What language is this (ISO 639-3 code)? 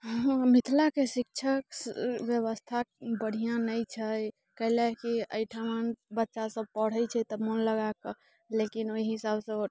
mai